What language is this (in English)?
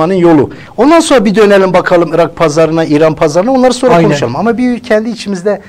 Turkish